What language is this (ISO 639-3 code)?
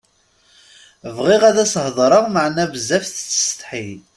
kab